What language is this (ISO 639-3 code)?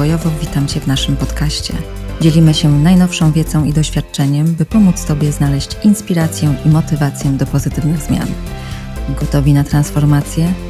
pol